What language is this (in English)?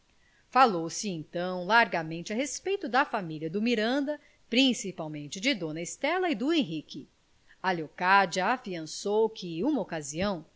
Portuguese